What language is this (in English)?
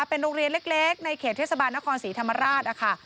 Thai